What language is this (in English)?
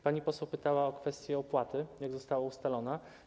Polish